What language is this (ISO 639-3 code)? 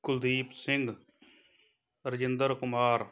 pan